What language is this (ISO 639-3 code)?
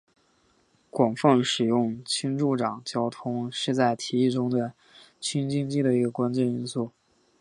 zho